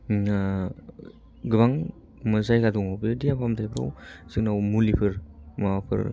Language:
Bodo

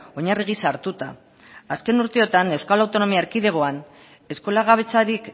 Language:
Basque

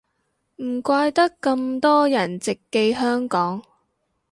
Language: Cantonese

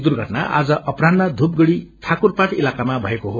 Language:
Nepali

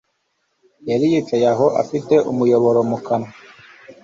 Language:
Kinyarwanda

